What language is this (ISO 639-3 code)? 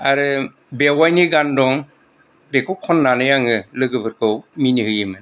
brx